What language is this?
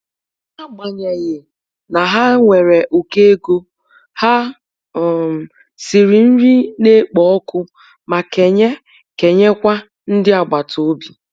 Igbo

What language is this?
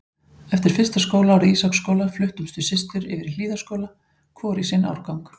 Icelandic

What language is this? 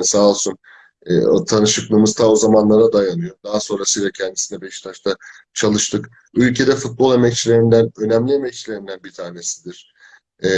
Turkish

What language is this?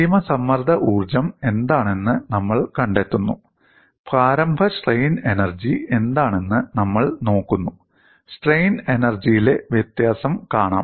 Malayalam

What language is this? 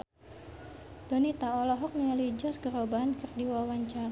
Sundanese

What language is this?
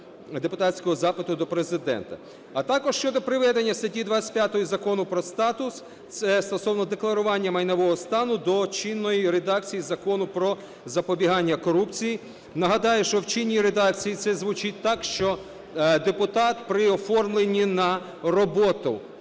Ukrainian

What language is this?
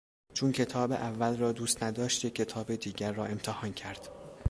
Persian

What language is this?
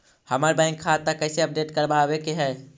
Magahi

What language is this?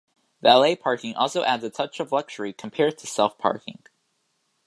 English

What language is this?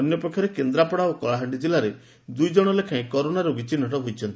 Odia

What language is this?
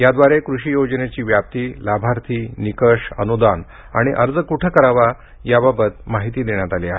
Marathi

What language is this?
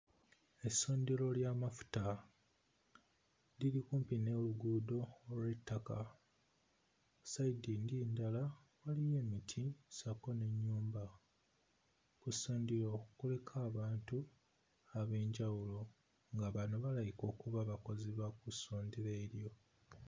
Ganda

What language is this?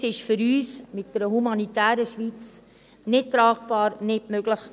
Swiss German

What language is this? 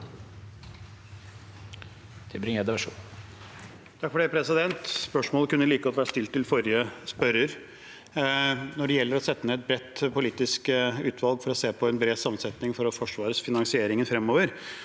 Norwegian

